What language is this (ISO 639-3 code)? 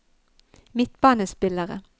nor